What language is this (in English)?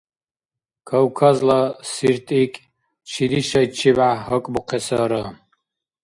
Dargwa